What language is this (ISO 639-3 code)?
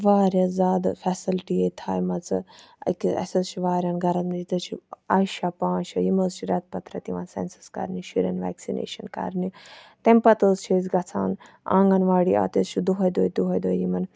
kas